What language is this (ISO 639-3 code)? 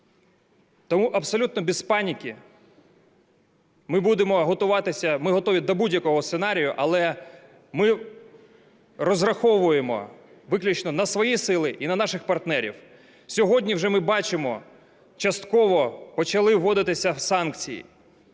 ukr